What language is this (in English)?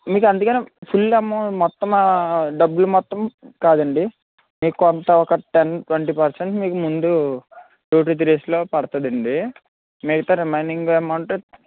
Telugu